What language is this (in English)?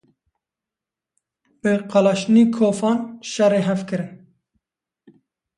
Kurdish